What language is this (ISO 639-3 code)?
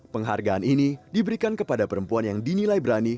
ind